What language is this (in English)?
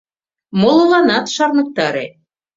Mari